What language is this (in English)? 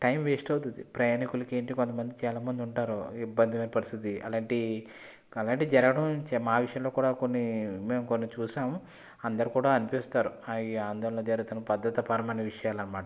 Telugu